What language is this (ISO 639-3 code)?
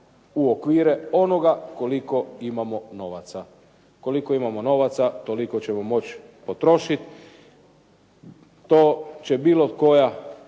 hrv